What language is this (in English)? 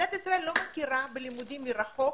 Hebrew